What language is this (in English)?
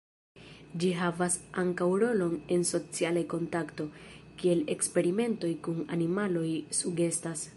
Esperanto